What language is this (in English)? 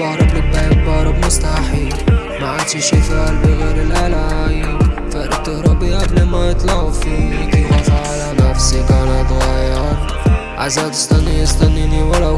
Arabic